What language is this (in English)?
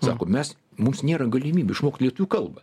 Lithuanian